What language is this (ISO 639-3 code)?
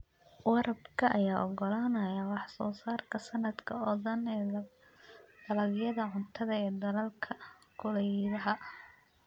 som